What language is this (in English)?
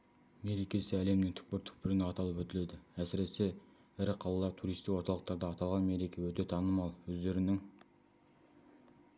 Kazakh